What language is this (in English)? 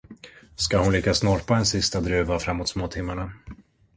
Swedish